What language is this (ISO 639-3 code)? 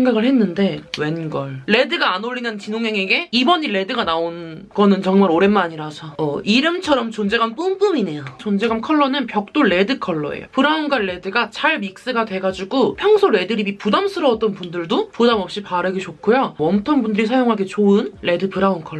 kor